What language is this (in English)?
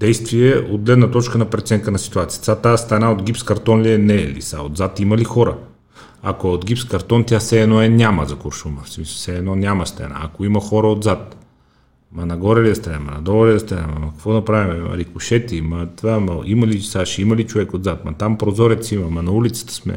Bulgarian